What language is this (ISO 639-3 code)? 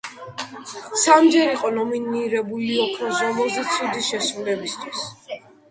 kat